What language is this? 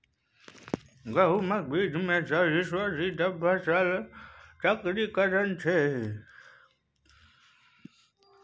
Maithili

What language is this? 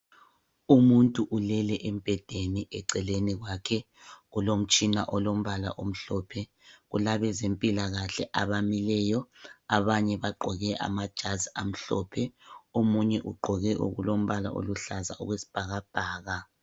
North Ndebele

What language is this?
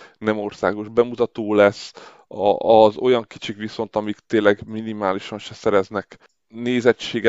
Hungarian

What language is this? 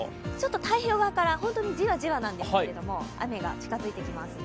Japanese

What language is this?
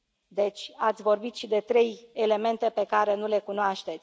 Romanian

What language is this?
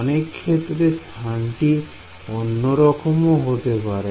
Bangla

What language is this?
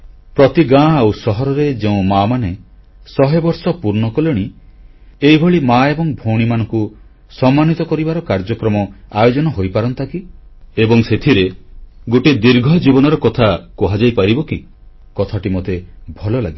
Odia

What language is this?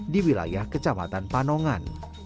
Indonesian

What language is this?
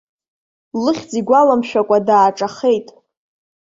Abkhazian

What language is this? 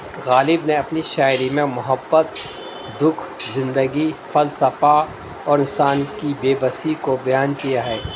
Urdu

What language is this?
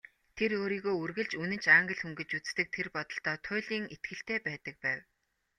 Mongolian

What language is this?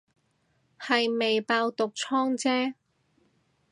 Cantonese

